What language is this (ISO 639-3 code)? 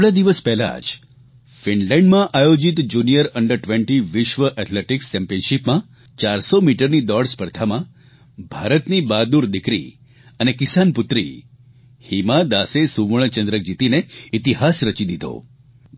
guj